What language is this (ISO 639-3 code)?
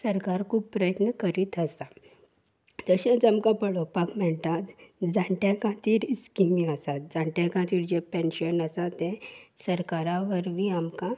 kok